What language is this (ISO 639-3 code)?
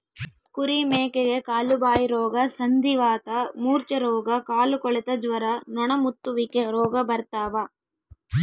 kan